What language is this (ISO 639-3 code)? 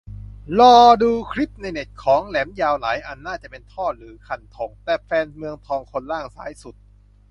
tha